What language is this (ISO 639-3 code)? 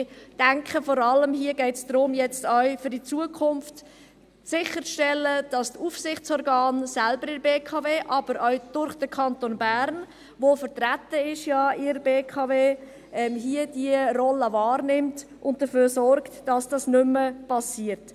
gsw